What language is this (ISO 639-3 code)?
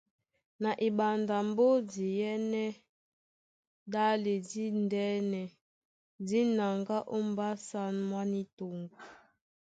dua